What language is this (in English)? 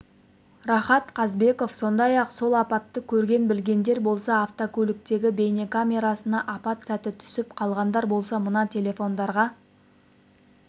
Kazakh